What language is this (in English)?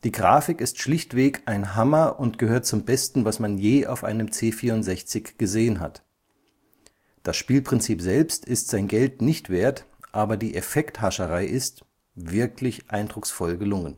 German